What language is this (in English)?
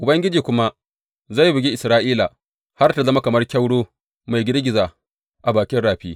Hausa